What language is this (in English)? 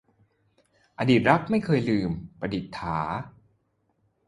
Thai